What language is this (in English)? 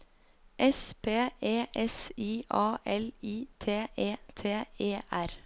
Norwegian